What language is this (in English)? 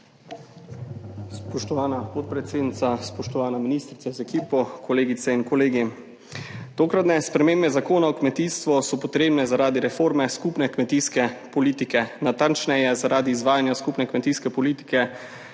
Slovenian